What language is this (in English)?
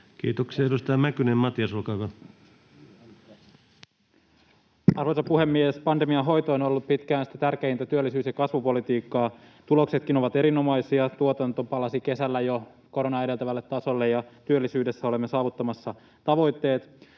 Finnish